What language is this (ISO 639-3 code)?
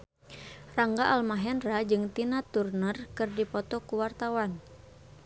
sun